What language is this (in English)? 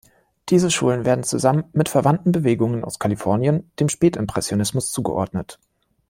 German